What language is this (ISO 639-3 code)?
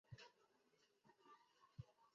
zho